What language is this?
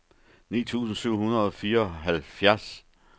Danish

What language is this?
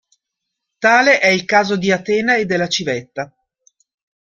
Italian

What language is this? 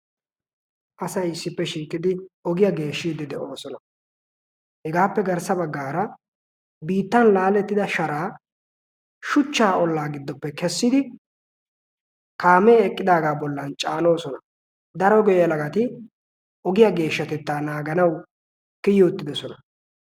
Wolaytta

